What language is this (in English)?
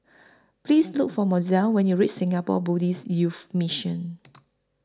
English